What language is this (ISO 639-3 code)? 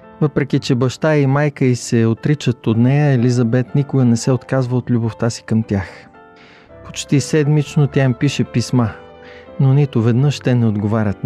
bul